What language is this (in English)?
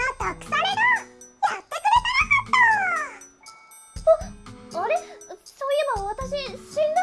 Japanese